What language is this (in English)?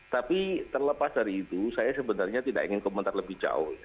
Indonesian